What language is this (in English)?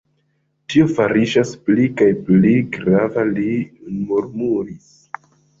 Esperanto